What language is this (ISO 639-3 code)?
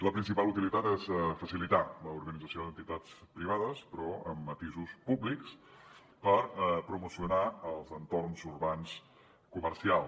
cat